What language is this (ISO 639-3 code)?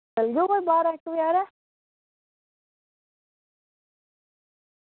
doi